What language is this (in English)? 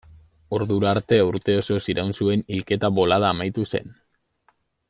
Basque